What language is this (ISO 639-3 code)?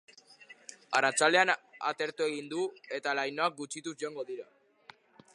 eus